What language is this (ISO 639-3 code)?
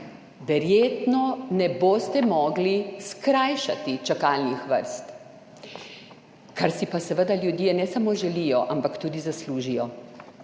slv